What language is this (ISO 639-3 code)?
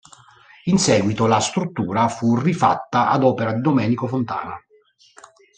ita